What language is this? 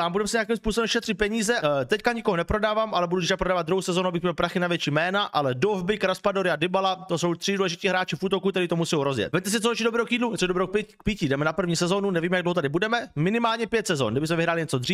Czech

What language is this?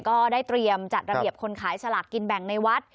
Thai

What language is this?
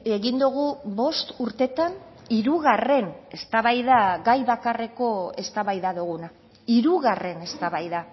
Basque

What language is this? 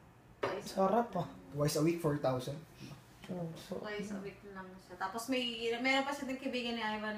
Filipino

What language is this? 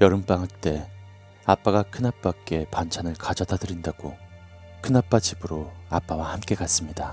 Korean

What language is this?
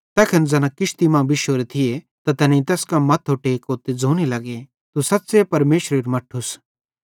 Bhadrawahi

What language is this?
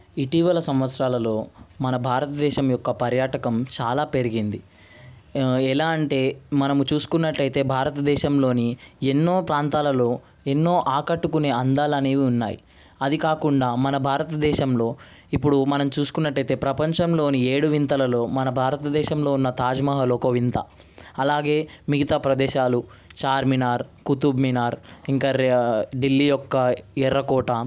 Telugu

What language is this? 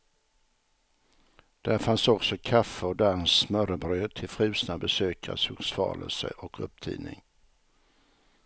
Swedish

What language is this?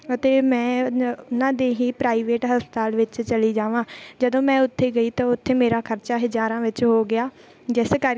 Punjabi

